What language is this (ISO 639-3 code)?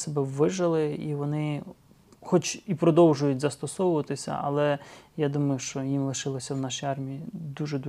ukr